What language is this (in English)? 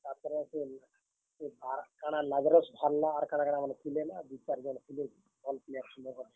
Odia